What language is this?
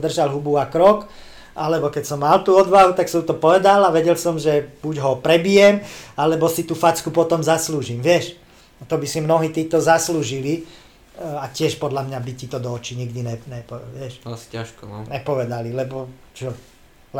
Slovak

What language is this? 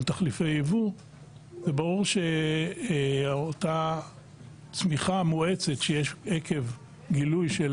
Hebrew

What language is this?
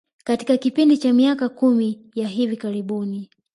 Swahili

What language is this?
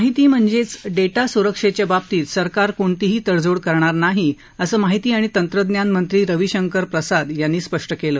Marathi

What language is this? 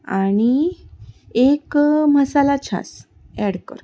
Konkani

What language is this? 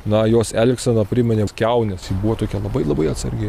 Lithuanian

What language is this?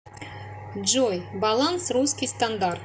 Russian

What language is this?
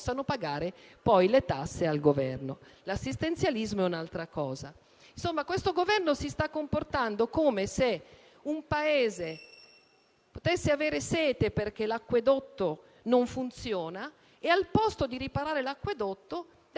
Italian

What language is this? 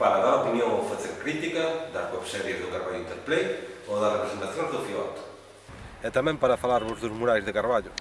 Galician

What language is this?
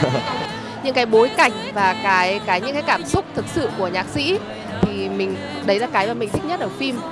Vietnamese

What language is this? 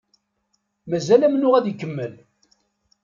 Kabyle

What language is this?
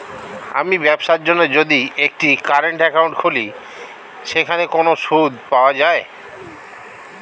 Bangla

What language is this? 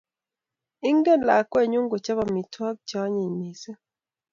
Kalenjin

